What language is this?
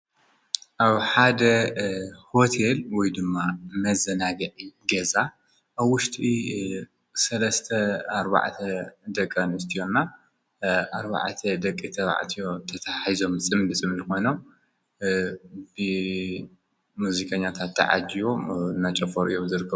Tigrinya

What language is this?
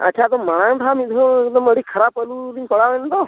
Santali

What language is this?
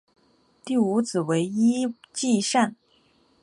Chinese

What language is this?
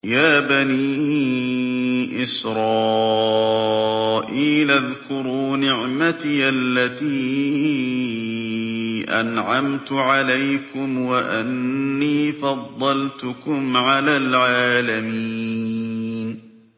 Arabic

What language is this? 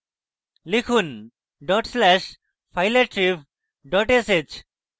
Bangla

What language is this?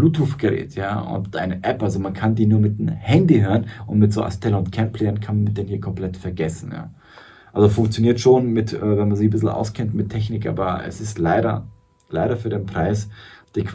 German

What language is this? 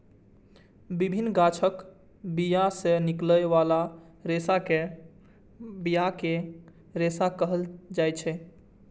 Maithili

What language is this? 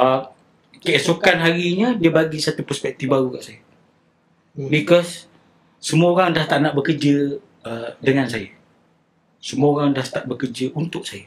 Malay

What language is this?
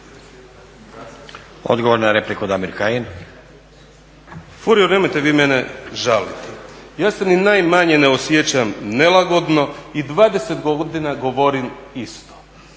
Croatian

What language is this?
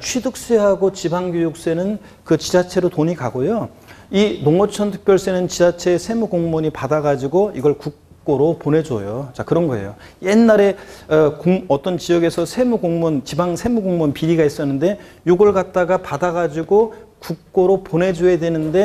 Korean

